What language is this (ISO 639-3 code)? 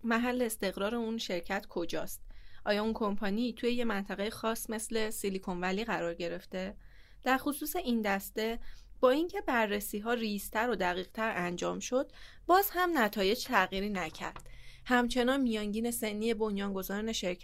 fas